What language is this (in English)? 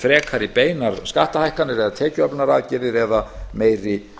Icelandic